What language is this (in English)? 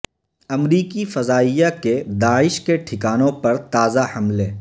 Urdu